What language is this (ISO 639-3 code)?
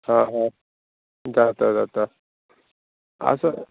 kok